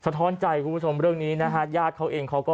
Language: Thai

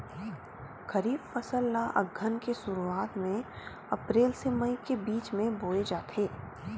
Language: Chhattisgarhi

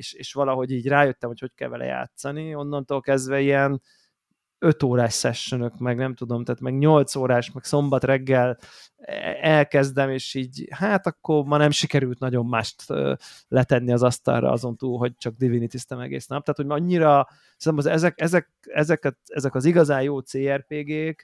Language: Hungarian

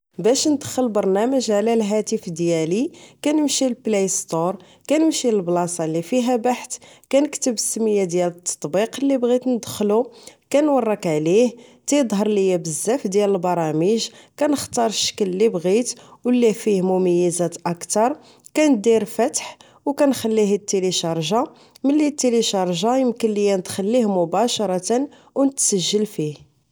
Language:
Moroccan Arabic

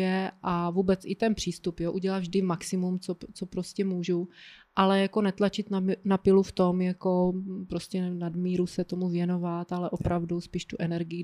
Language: Czech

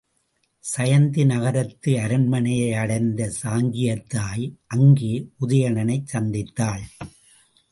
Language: Tamil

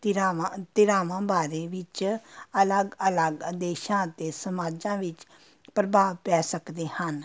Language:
Punjabi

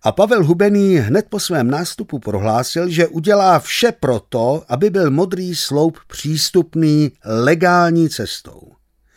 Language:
Czech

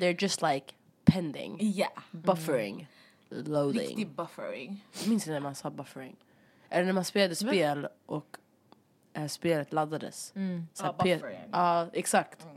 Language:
Swedish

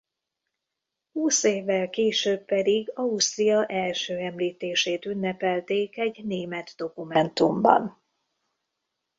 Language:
Hungarian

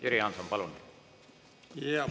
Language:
Estonian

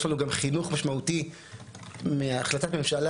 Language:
Hebrew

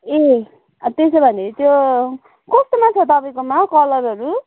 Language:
Nepali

